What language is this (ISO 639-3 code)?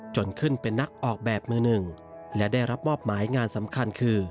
tha